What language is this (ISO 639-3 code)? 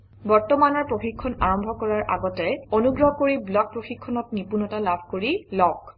asm